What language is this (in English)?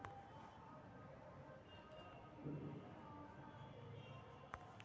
Magahi